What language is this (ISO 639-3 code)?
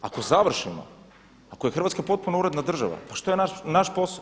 hrv